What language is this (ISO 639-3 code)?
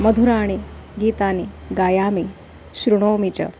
san